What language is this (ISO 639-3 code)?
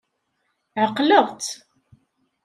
kab